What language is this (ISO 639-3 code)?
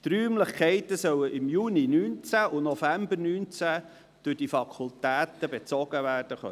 gsw